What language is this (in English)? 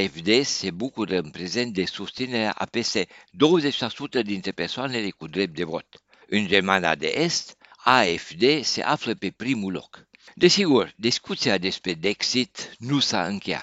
Romanian